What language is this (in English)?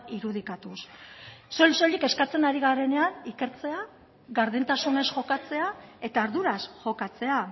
Basque